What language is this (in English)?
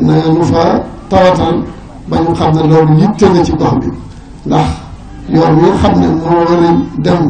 Arabic